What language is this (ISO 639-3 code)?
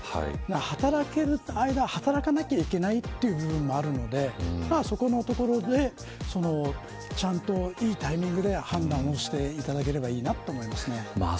jpn